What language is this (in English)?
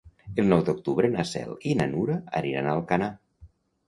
Catalan